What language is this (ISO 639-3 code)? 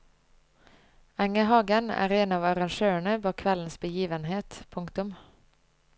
nor